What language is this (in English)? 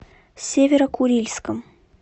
Russian